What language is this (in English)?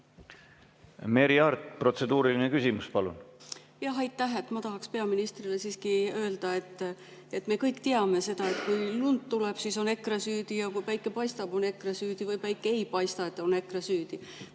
Estonian